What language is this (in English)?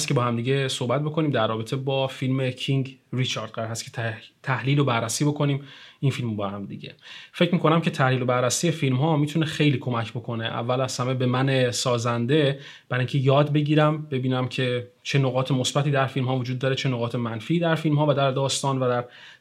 Persian